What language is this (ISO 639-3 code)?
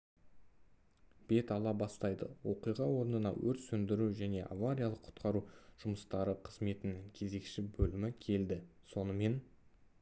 kaz